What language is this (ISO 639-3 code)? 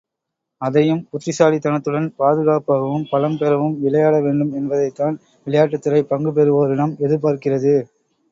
tam